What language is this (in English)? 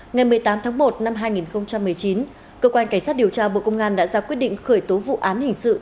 Vietnamese